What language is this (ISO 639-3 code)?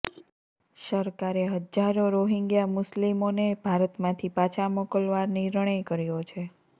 guj